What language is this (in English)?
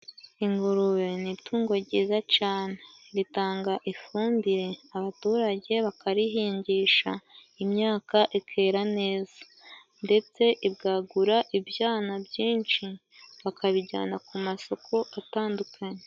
Kinyarwanda